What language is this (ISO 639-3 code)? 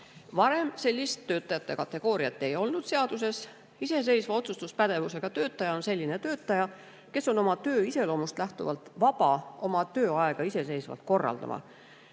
est